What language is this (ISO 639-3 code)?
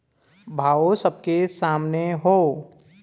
bho